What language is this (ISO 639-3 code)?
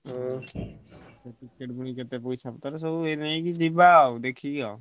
ori